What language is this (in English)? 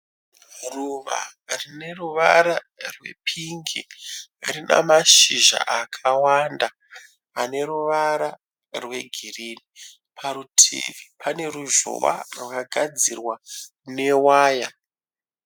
Shona